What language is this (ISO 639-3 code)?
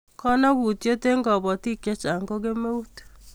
kln